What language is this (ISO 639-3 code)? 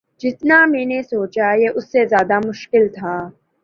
urd